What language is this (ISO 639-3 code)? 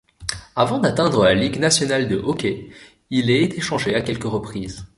fra